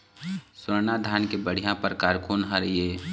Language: Chhattisgarhi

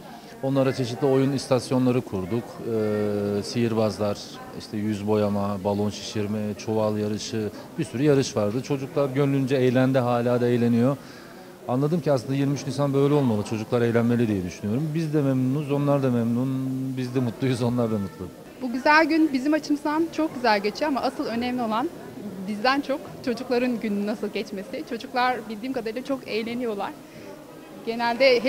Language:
Turkish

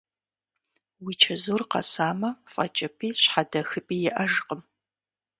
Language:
Kabardian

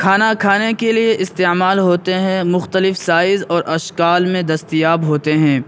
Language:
Urdu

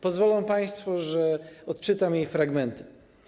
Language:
Polish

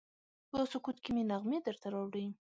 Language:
Pashto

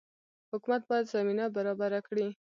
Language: Pashto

